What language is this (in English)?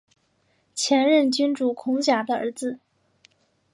Chinese